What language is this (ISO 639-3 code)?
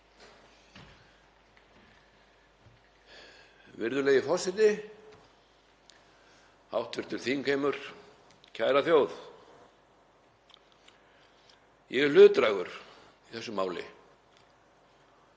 isl